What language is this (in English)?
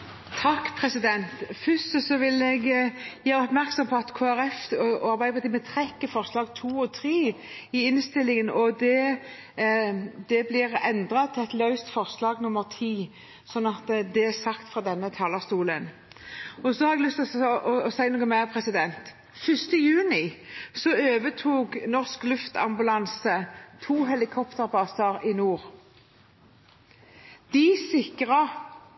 Norwegian Bokmål